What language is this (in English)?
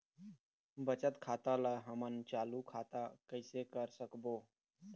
Chhattisgarhi